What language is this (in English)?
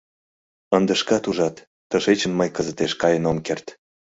Mari